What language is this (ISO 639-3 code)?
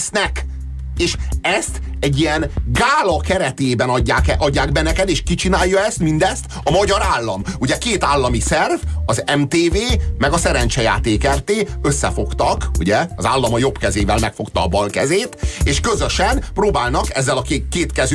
hun